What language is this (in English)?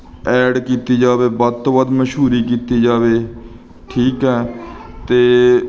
Punjabi